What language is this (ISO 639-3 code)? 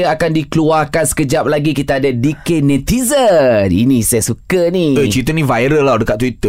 msa